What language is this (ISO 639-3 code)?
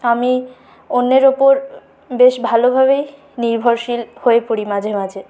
ben